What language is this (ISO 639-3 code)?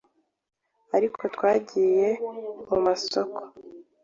kin